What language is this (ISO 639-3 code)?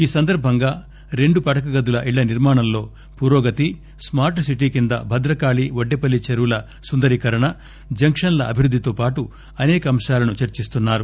tel